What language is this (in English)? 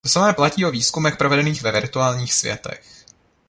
Czech